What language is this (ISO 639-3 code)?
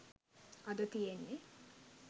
sin